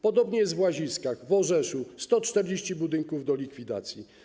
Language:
Polish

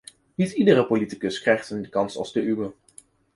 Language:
Dutch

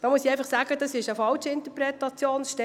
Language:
Swiss German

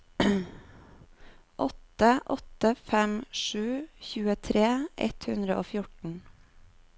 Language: Norwegian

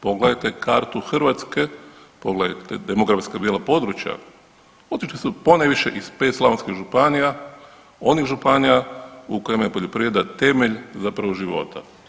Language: Croatian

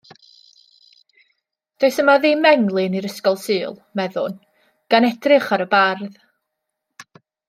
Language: Welsh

